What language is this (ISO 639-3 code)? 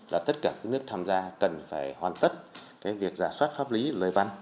vie